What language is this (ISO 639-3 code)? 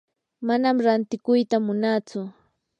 qur